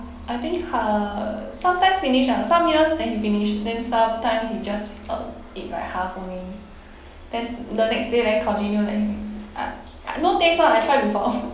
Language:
English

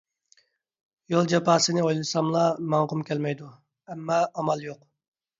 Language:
Uyghur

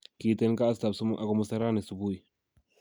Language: Kalenjin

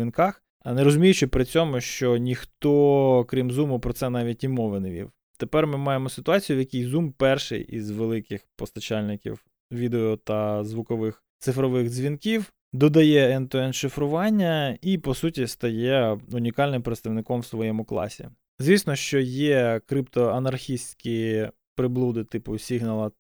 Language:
Ukrainian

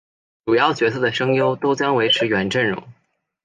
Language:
Chinese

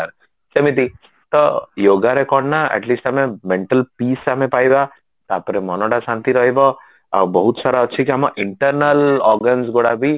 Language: Odia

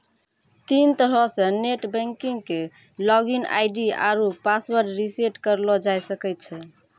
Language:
Maithili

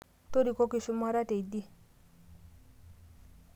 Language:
Masai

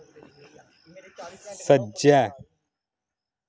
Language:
Dogri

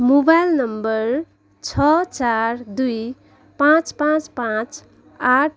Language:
Nepali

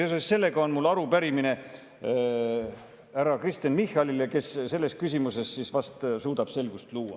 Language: Estonian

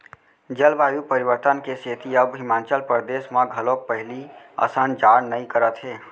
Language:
Chhattisgarhi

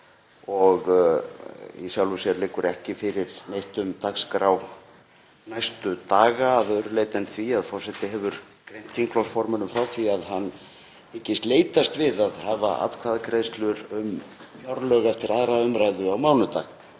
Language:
Icelandic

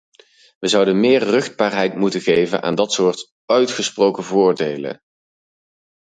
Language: Dutch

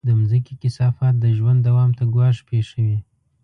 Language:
Pashto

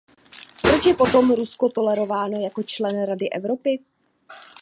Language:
Czech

